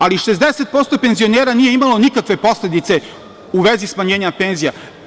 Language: Serbian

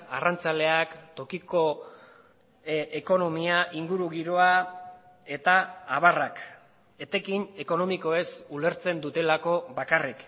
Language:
Basque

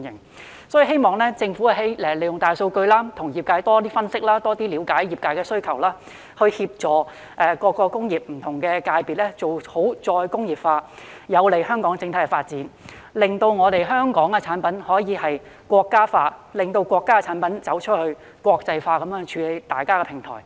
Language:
Cantonese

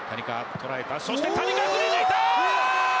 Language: Japanese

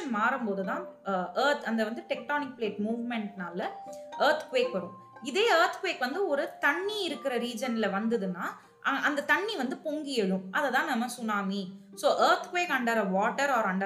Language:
Tamil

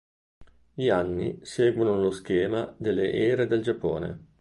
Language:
Italian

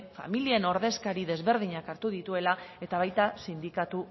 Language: Basque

